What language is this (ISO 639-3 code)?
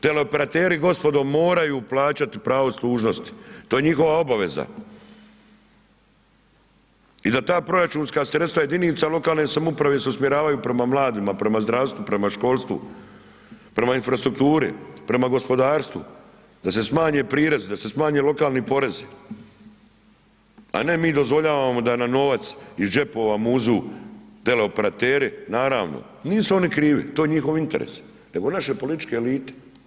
hrv